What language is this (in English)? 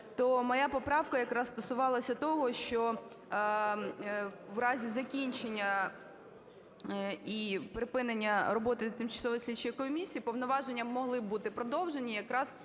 Ukrainian